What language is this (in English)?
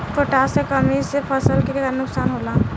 Bhojpuri